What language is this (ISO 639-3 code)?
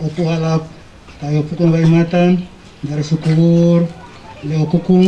ind